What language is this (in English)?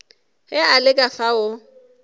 Northern Sotho